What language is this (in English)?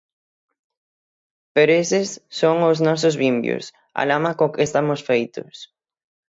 Galician